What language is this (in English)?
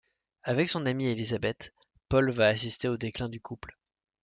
French